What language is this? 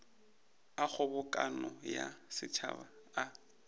Northern Sotho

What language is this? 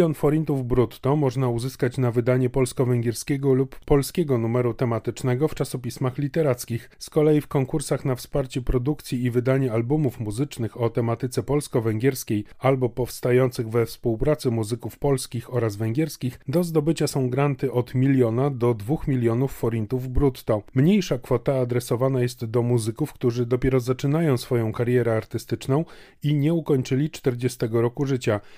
Polish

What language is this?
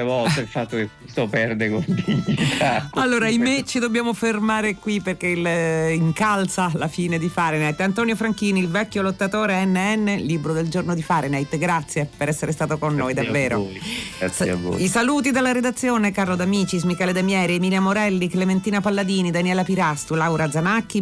Italian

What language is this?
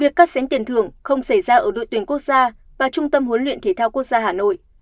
Vietnamese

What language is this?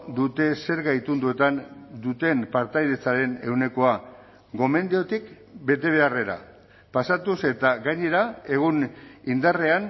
Basque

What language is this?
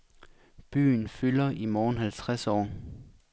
Danish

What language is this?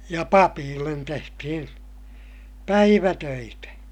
Finnish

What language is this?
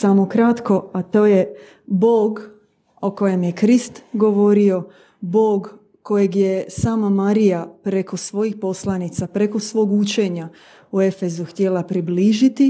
Croatian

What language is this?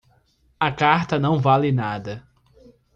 Portuguese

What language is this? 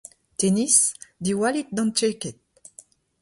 Breton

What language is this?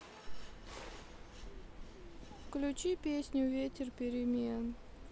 Russian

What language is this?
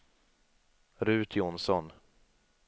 Swedish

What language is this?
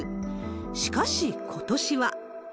Japanese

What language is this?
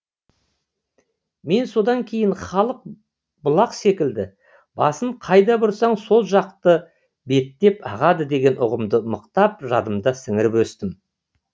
Kazakh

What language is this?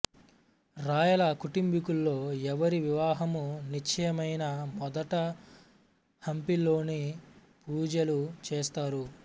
Telugu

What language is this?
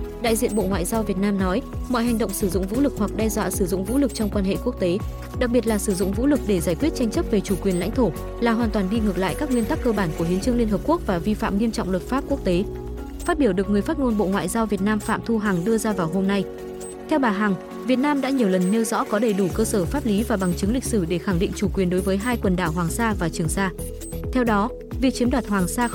Vietnamese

